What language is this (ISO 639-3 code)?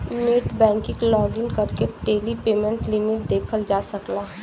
bho